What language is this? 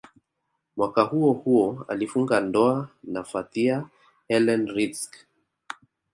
Swahili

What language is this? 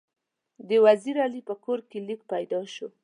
Pashto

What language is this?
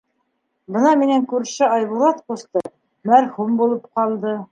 Bashkir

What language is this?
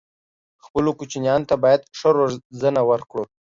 Pashto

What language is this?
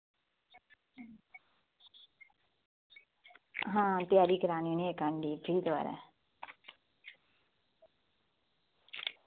Dogri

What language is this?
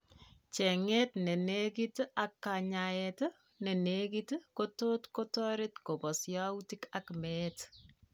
Kalenjin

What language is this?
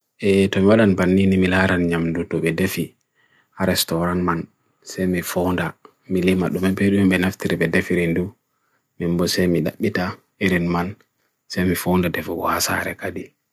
Bagirmi Fulfulde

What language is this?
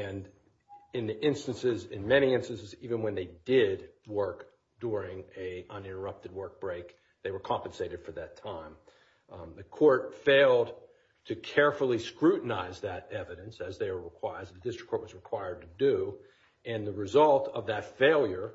English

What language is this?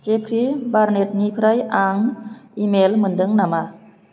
Bodo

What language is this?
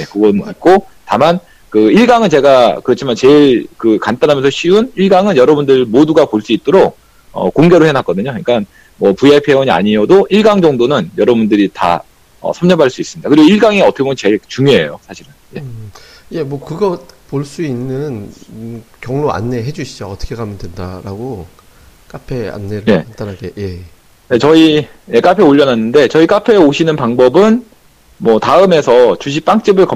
Korean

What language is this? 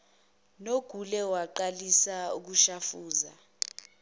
Zulu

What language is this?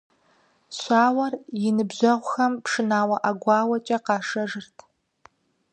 Kabardian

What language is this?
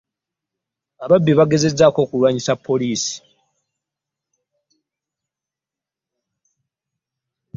Ganda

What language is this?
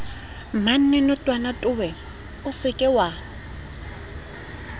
Southern Sotho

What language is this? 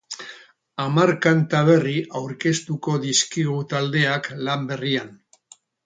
Basque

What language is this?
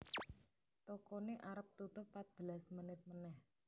Javanese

